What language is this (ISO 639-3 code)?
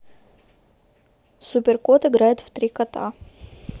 rus